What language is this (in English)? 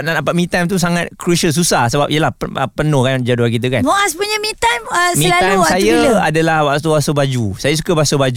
Malay